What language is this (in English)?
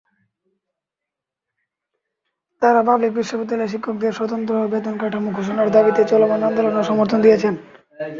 Bangla